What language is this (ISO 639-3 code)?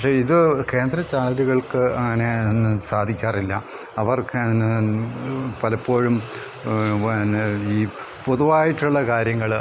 mal